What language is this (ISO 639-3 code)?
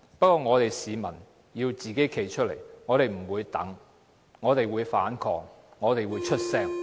yue